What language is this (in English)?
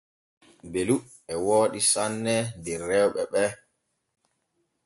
Borgu Fulfulde